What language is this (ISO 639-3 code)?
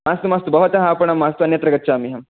san